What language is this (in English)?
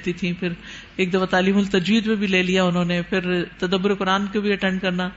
Urdu